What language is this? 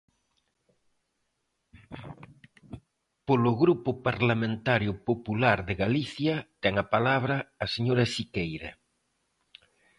Galician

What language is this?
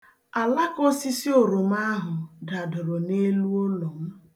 Igbo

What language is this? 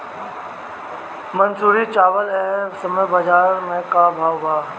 Bhojpuri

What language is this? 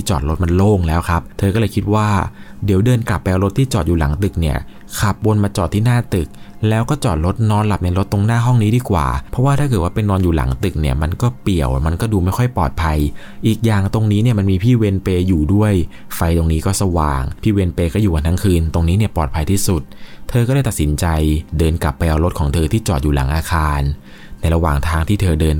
Thai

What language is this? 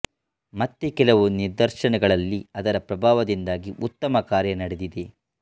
Kannada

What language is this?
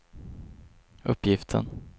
Swedish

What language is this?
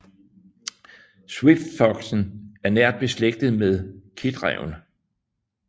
Danish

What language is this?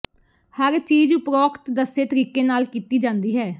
Punjabi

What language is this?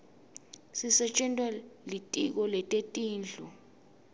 Swati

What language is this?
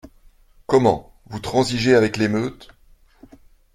French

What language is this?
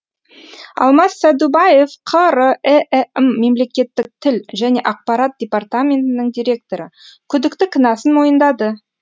Kazakh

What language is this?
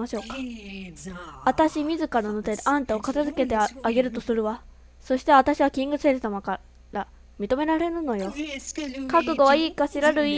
Japanese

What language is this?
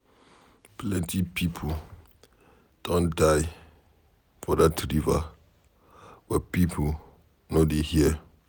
Nigerian Pidgin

